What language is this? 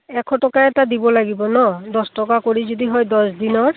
Assamese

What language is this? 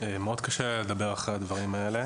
Hebrew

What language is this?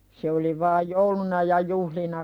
Finnish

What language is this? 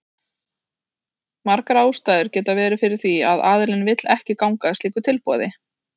Icelandic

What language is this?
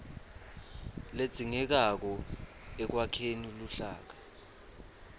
Swati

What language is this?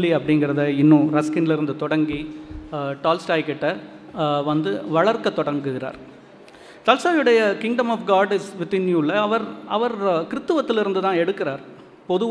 Tamil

